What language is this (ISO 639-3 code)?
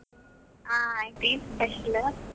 kan